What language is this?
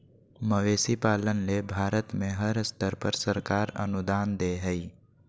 Magahi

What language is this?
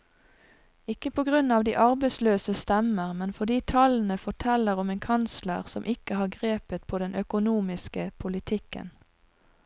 Norwegian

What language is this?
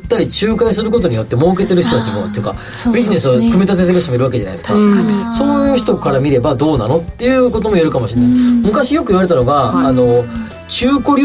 Japanese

